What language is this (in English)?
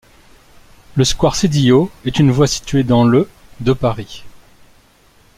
French